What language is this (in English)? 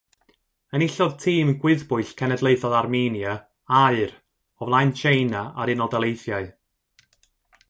Welsh